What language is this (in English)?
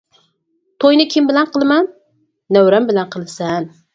Uyghur